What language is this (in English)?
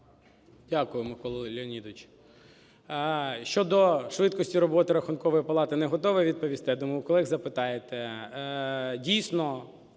Ukrainian